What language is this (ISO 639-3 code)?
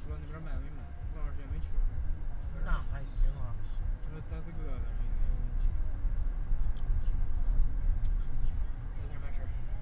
zho